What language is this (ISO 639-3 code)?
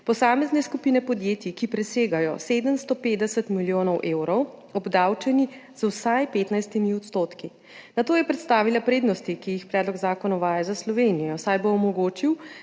slv